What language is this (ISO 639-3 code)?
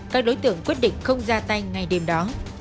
vie